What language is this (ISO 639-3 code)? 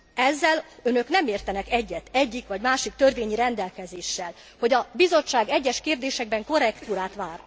hun